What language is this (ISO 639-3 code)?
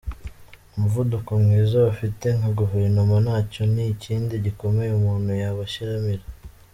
kin